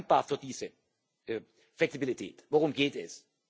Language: German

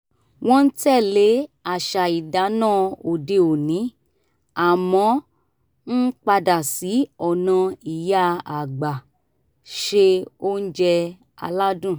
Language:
Yoruba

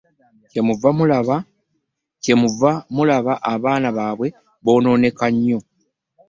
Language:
Ganda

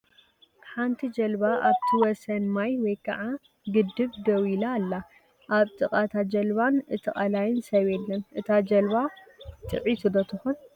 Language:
Tigrinya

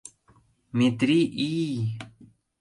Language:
Mari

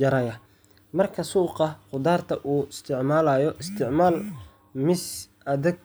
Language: Somali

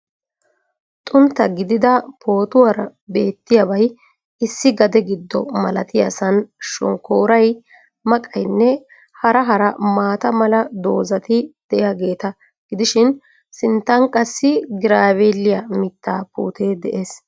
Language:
Wolaytta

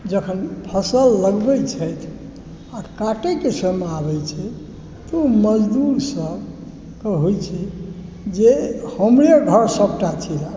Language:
Maithili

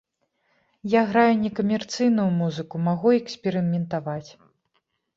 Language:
Belarusian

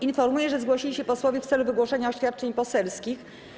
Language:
Polish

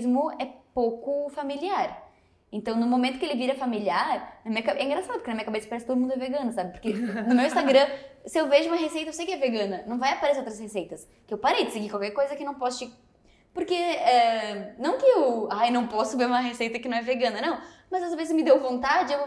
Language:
Portuguese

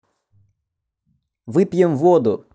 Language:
Russian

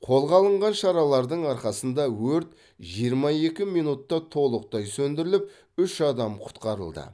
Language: Kazakh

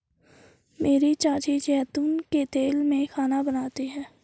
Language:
Hindi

